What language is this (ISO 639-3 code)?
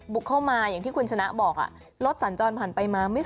tha